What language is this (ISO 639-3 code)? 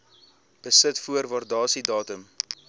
afr